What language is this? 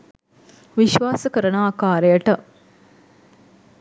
Sinhala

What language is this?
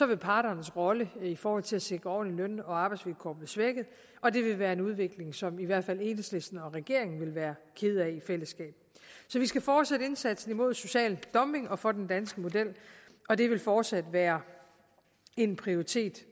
Danish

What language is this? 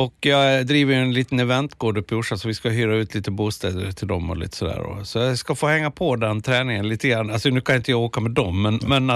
Swedish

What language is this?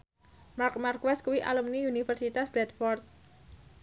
Javanese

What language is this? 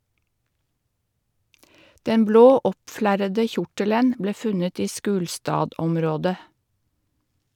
Norwegian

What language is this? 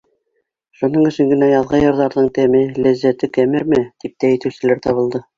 Bashkir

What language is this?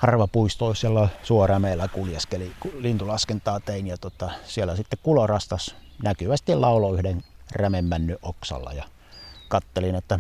Finnish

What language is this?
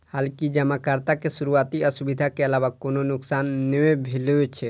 Maithili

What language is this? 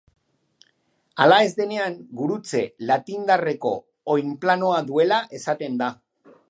Basque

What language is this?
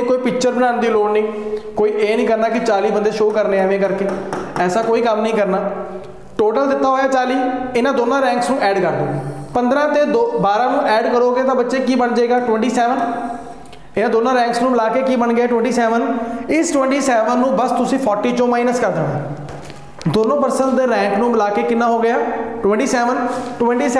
Hindi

